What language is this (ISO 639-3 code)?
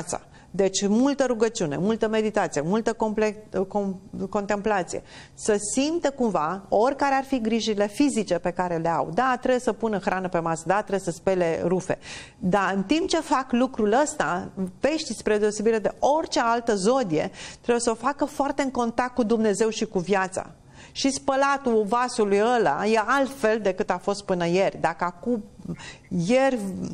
ron